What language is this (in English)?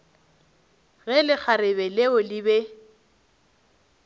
Northern Sotho